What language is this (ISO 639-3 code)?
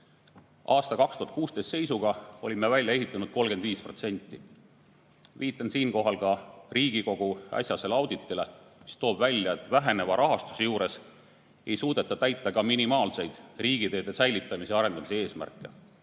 est